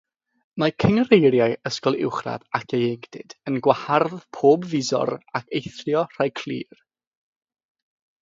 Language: Welsh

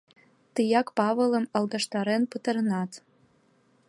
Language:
Mari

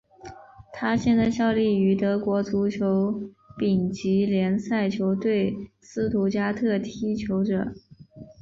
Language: Chinese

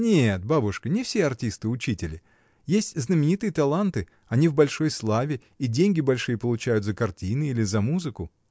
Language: Russian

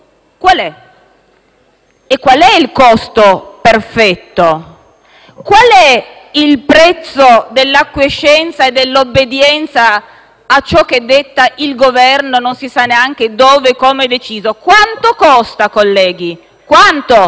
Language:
Italian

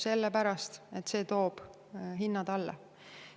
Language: Estonian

